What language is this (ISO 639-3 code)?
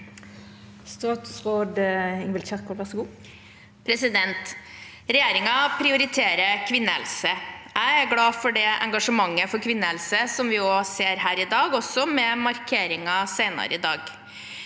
nor